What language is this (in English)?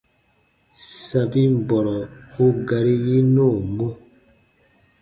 Baatonum